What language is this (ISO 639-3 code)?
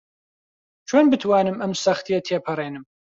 ckb